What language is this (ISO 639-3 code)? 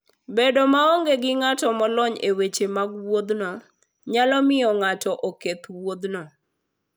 luo